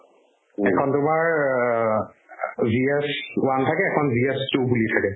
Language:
Assamese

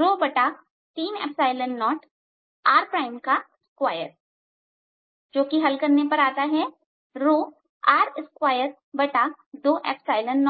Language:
Hindi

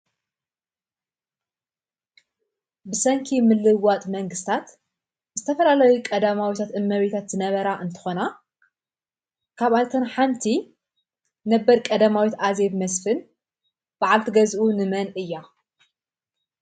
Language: Tigrinya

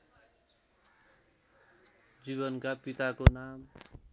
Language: Nepali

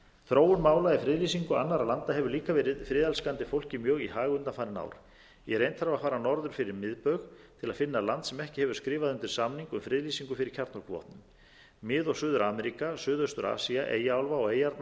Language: Icelandic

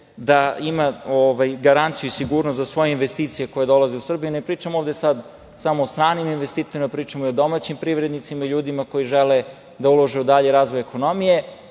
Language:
Serbian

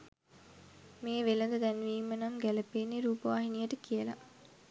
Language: Sinhala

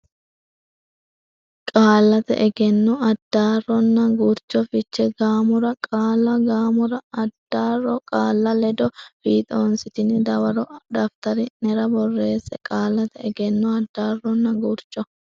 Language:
Sidamo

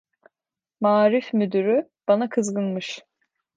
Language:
Turkish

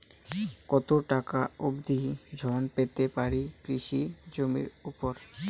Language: Bangla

